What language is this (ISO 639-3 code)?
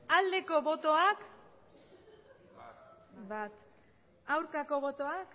eus